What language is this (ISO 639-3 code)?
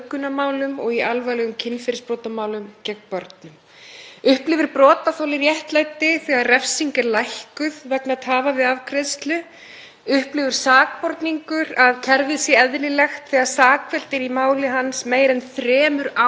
isl